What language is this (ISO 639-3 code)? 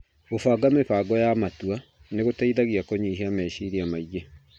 kik